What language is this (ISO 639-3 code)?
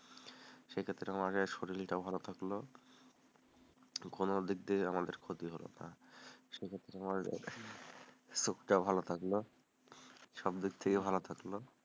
ben